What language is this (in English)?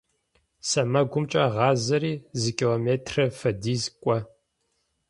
Adyghe